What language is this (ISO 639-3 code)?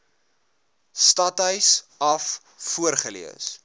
afr